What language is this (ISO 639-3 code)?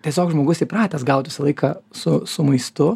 lit